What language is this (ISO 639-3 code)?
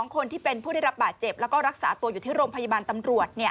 tha